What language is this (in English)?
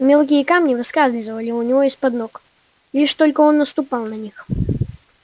Russian